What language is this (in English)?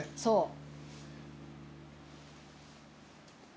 Japanese